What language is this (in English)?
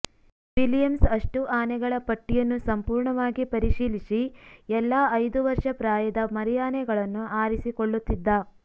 Kannada